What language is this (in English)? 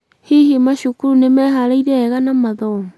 Kikuyu